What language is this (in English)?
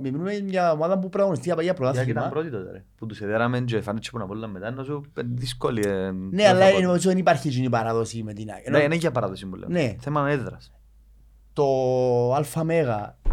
Greek